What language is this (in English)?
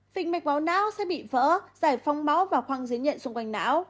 Vietnamese